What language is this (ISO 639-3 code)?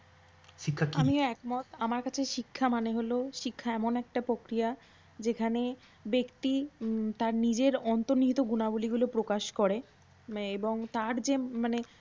ben